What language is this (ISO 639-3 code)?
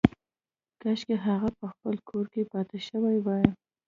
pus